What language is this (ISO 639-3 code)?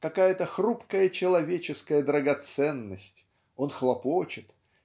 rus